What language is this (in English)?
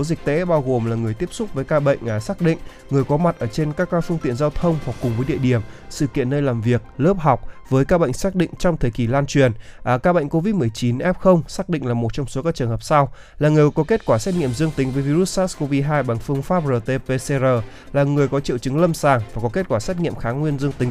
Vietnamese